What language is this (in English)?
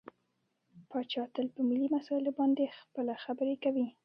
Pashto